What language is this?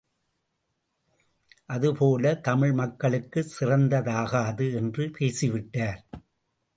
Tamil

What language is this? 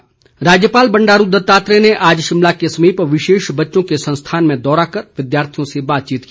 Hindi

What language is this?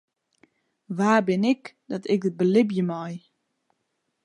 Western Frisian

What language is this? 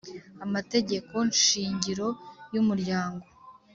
Kinyarwanda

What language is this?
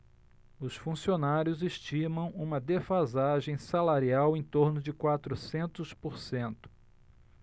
Portuguese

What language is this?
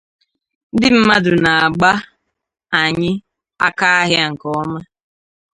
Igbo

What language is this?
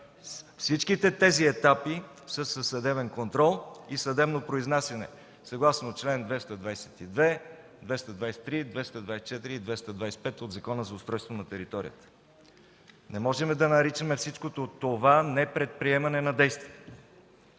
Bulgarian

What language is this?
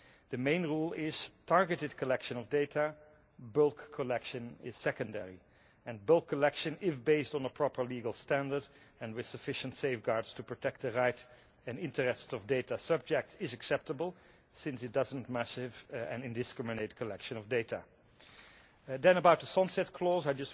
English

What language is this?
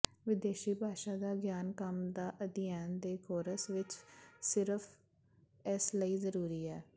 Punjabi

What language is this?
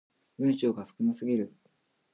Japanese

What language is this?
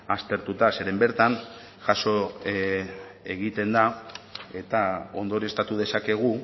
Basque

